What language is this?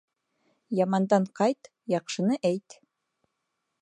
Bashkir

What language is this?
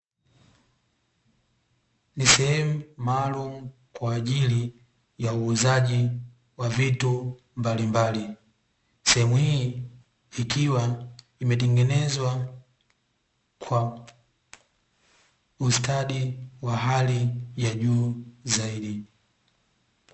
Swahili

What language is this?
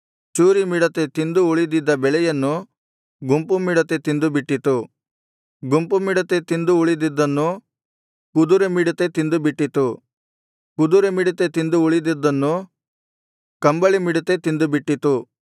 Kannada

